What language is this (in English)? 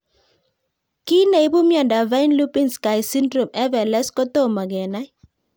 Kalenjin